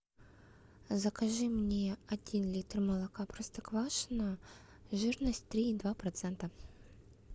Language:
Russian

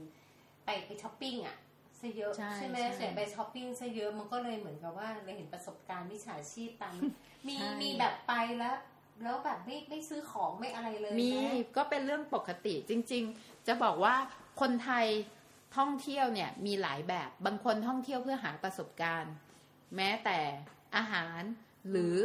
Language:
Thai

